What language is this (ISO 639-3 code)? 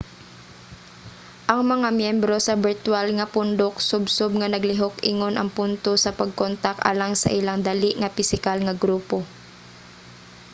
ceb